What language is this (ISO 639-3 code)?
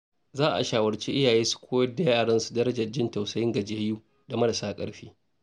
hau